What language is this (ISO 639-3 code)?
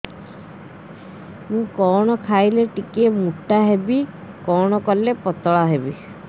ori